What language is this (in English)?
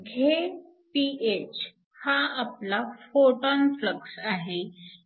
Marathi